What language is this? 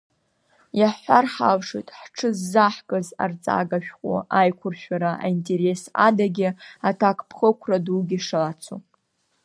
Abkhazian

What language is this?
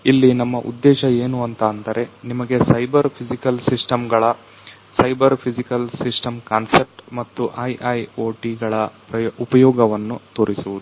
Kannada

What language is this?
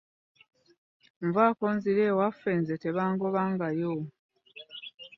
Ganda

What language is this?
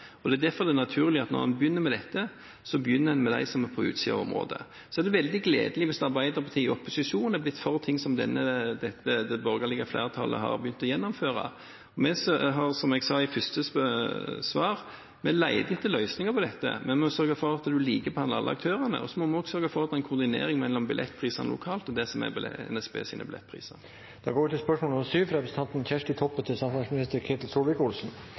Norwegian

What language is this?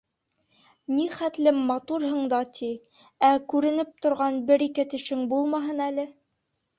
Bashkir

